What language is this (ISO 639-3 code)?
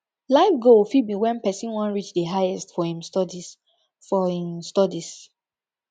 pcm